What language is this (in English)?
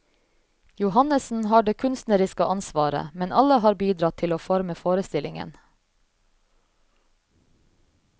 Norwegian